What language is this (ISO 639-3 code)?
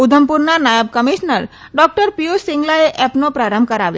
guj